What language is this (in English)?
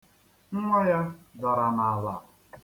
Igbo